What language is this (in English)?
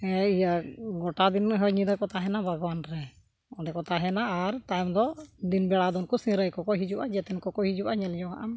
Santali